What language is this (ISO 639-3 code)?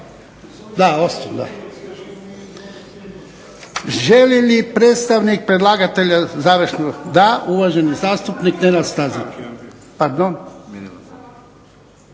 hrv